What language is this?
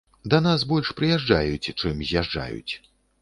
Belarusian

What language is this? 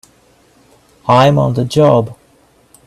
English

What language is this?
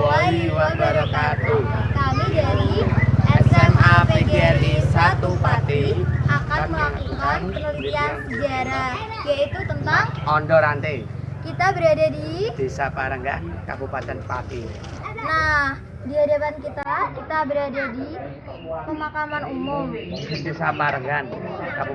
Indonesian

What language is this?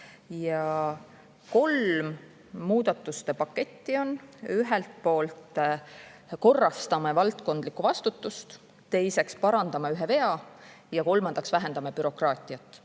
Estonian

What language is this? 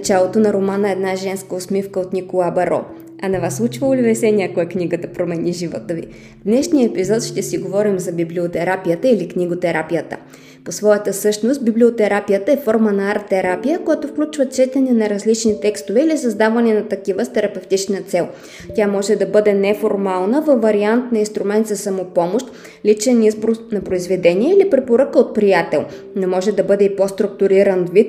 Bulgarian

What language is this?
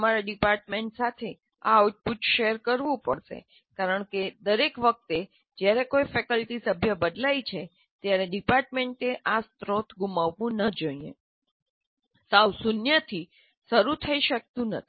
Gujarati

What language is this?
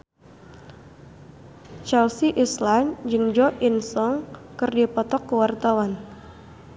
Sundanese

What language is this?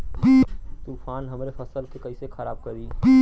Bhojpuri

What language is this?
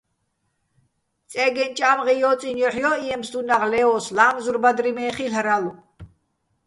Bats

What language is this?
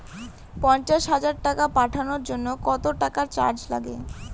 Bangla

